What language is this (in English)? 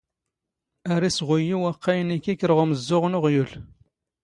Standard Moroccan Tamazight